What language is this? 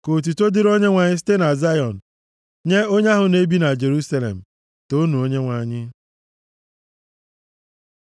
Igbo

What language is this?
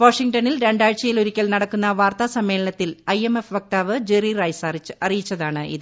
Malayalam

